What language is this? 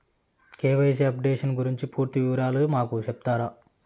Telugu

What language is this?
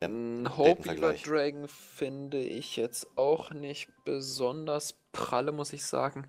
German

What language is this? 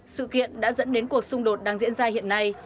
Vietnamese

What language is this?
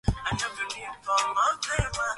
Swahili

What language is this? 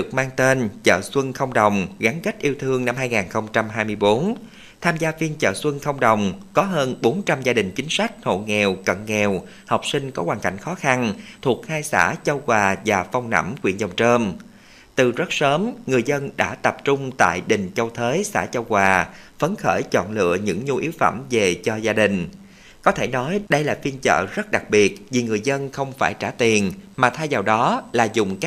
Vietnamese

